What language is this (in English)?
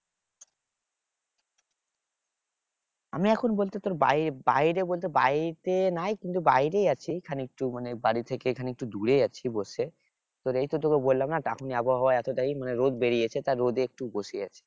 Bangla